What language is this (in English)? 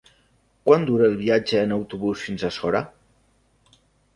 Catalan